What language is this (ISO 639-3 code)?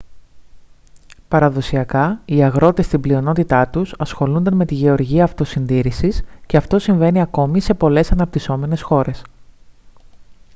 ell